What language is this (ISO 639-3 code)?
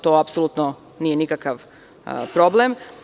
srp